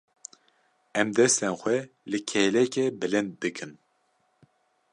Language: Kurdish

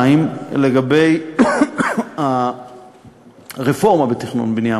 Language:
Hebrew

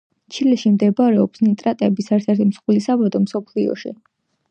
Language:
Georgian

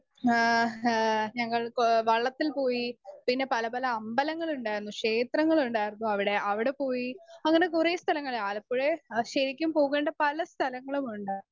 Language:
Malayalam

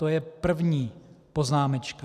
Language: Czech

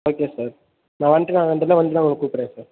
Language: Tamil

